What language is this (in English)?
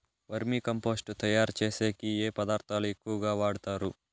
Telugu